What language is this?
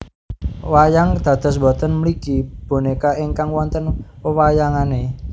Javanese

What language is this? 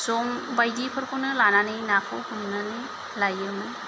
Bodo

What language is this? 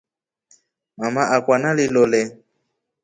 Rombo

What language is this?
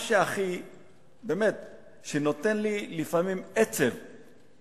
Hebrew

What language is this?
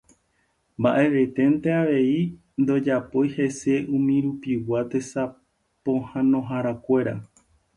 Guarani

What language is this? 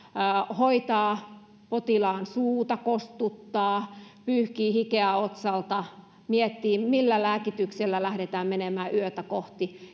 Finnish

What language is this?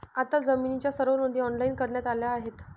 Marathi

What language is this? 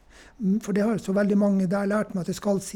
Norwegian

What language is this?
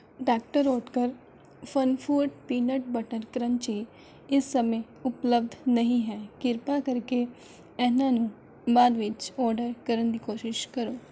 Punjabi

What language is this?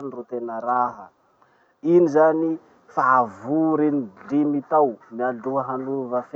Masikoro Malagasy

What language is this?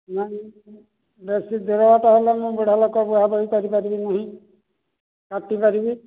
Odia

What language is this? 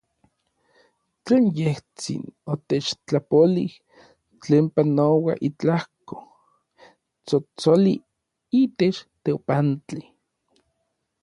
Orizaba Nahuatl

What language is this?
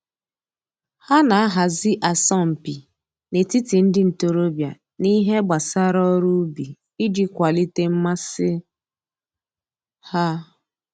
Igbo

